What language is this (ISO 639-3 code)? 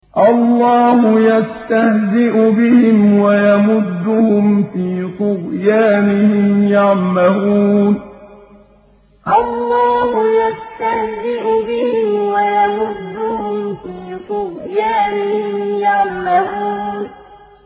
ara